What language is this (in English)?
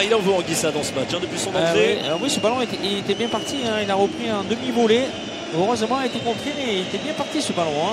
French